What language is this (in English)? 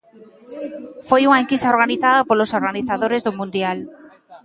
Galician